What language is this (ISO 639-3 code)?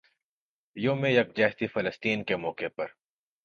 urd